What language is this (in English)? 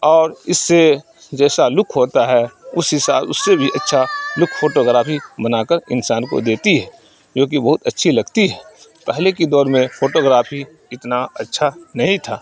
Urdu